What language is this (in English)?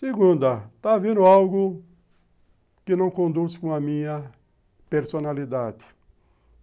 Portuguese